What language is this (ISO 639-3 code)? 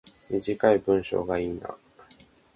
jpn